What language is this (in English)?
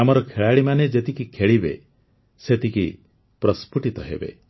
Odia